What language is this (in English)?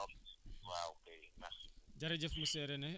Wolof